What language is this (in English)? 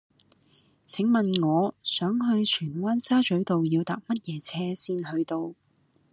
Cantonese